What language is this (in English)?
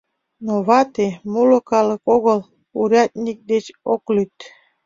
Mari